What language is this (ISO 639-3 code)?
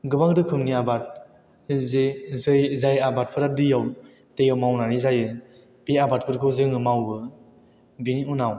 brx